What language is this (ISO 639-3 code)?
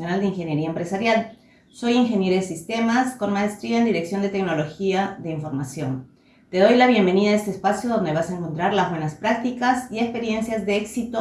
spa